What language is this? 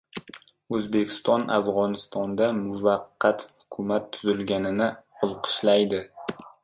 Uzbek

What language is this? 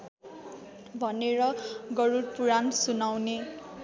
Nepali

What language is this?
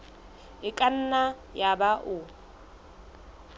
Southern Sotho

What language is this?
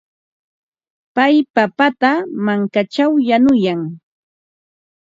Ambo-Pasco Quechua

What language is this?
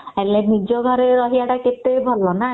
Odia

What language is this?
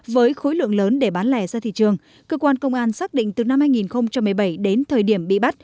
Vietnamese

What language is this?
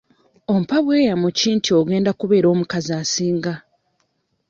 Ganda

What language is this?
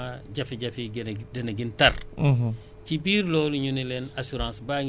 Wolof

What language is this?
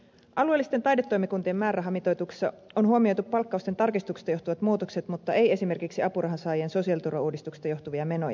Finnish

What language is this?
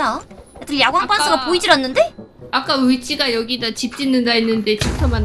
Korean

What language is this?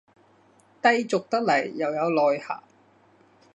Cantonese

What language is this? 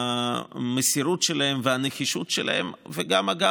Hebrew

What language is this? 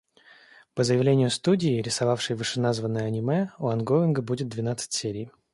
Russian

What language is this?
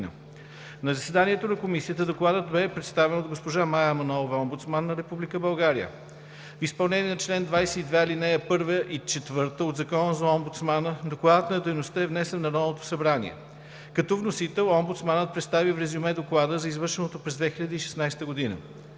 Bulgarian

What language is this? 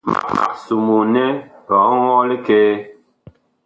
Bakoko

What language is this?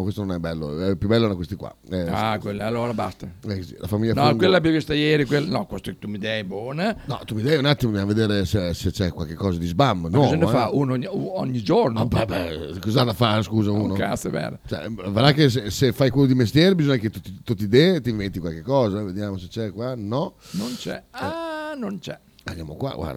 Italian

